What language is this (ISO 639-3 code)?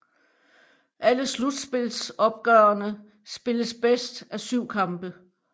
dan